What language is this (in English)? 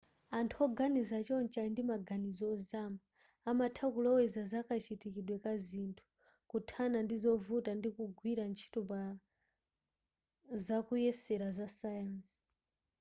Nyanja